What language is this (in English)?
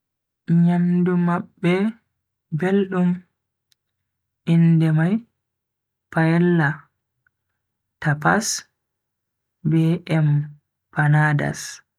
Bagirmi Fulfulde